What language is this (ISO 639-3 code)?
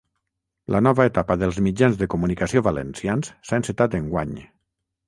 cat